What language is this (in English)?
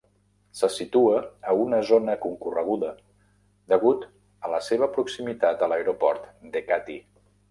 Catalan